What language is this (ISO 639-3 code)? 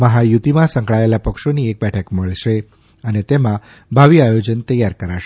guj